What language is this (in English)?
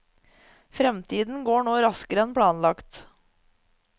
Norwegian